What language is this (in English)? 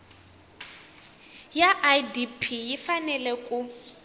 Tsonga